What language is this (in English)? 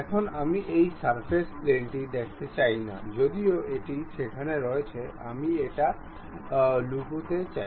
Bangla